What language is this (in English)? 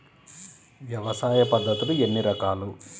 Telugu